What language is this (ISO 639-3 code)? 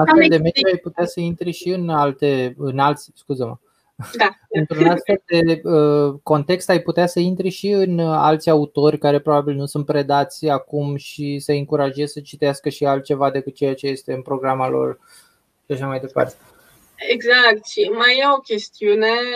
ron